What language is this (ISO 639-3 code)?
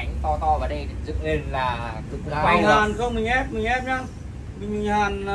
vie